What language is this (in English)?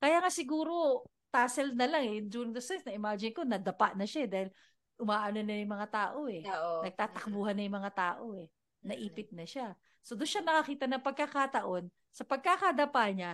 Filipino